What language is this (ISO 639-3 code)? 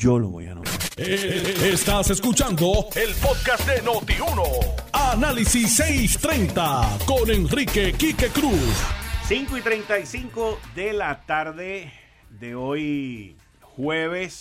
spa